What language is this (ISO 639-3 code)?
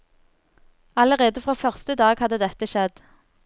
nor